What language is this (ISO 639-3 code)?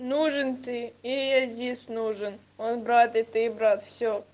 rus